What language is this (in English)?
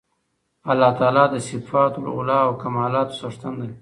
Pashto